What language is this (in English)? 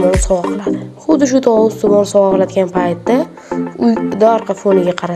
Turkish